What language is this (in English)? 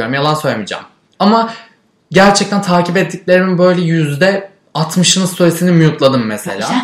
Turkish